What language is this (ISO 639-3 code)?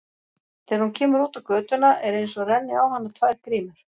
isl